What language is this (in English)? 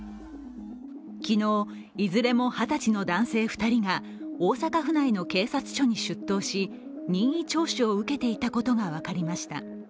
Japanese